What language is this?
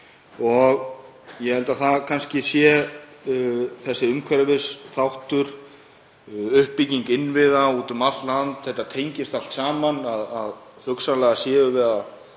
Icelandic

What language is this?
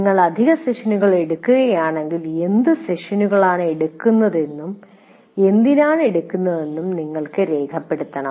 Malayalam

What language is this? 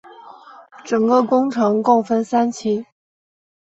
Chinese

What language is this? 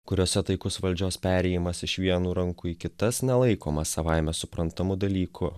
Lithuanian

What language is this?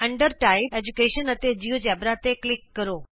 Punjabi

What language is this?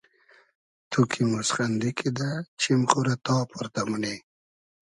Hazaragi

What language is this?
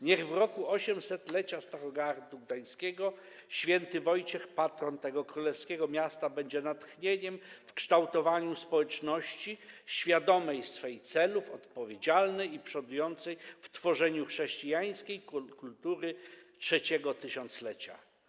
Polish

